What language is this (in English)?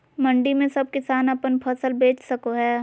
Magahi